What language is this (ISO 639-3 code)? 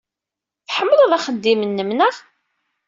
kab